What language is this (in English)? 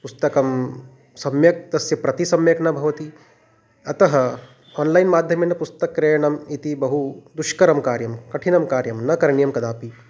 Sanskrit